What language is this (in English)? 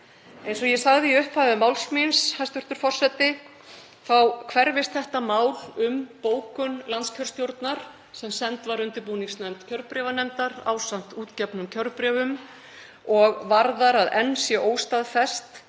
Icelandic